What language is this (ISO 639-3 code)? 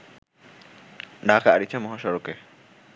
ben